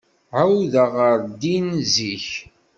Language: Kabyle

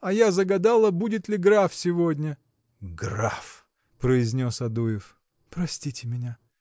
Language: Russian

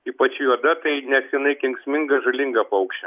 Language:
Lithuanian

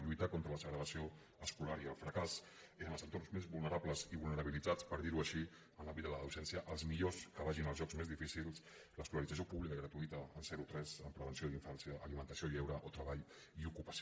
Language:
Catalan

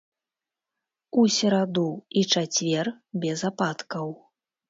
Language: Belarusian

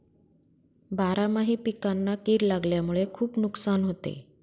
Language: Marathi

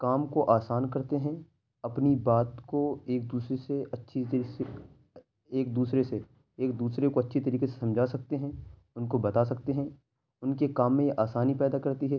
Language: Urdu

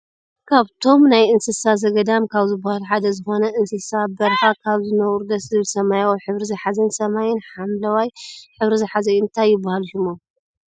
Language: Tigrinya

